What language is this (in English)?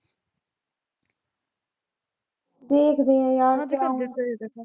Punjabi